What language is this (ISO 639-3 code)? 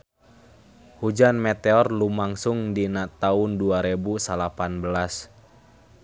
sun